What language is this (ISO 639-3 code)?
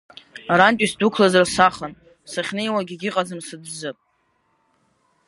abk